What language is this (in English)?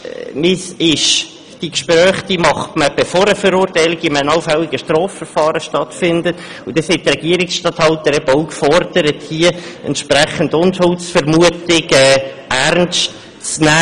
Swiss German